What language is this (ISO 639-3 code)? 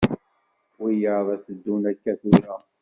kab